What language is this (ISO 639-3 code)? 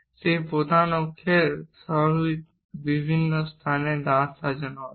ben